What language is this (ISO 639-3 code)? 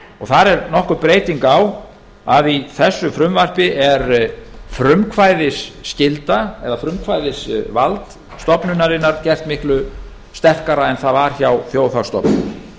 isl